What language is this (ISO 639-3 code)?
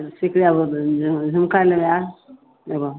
mai